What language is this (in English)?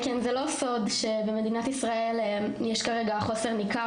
Hebrew